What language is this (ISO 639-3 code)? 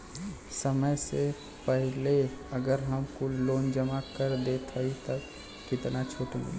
bho